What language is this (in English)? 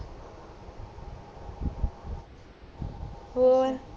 Punjabi